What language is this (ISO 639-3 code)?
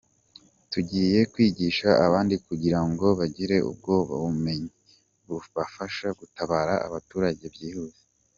kin